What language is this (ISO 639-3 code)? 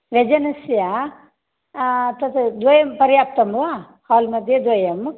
san